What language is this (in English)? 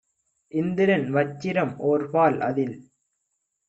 Tamil